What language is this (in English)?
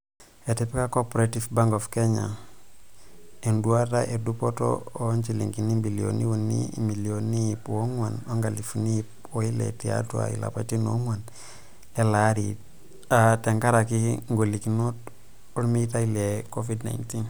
Masai